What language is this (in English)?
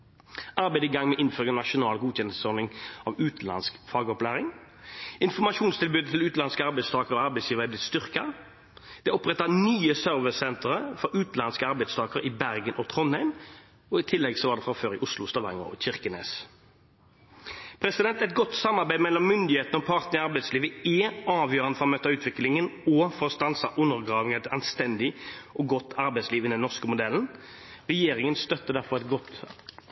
Norwegian Bokmål